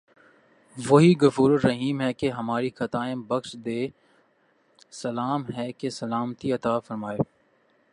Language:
Urdu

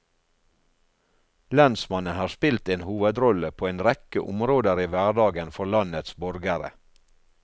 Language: Norwegian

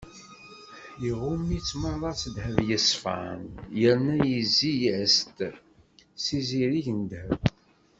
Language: Kabyle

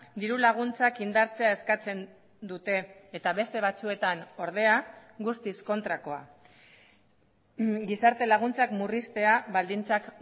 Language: Basque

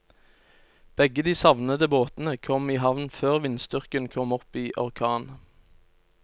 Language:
Norwegian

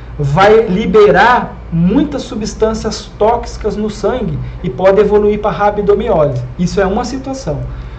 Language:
Portuguese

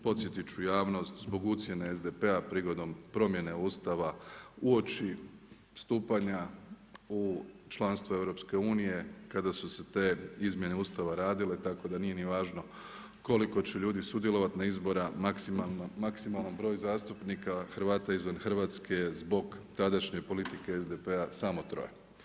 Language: Croatian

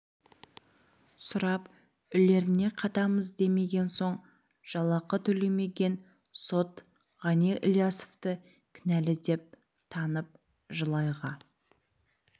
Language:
Kazakh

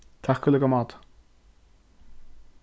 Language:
Faroese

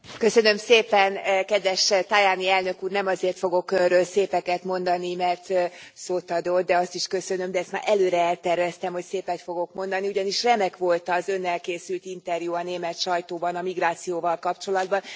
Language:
Hungarian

